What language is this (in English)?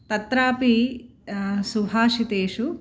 Sanskrit